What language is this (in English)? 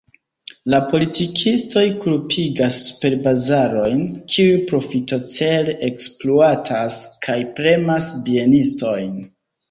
Esperanto